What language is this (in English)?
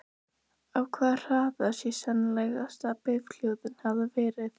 Icelandic